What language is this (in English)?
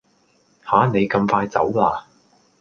Cantonese